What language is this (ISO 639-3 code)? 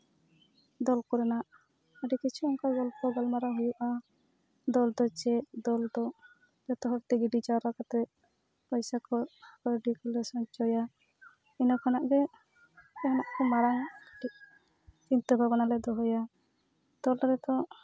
sat